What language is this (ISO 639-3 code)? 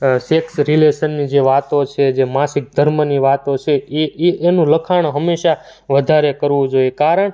guj